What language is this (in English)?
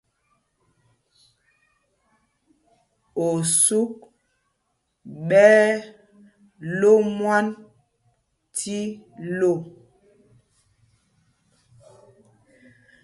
Mpumpong